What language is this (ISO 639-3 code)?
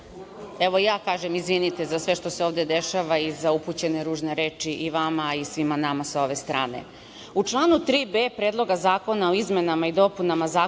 srp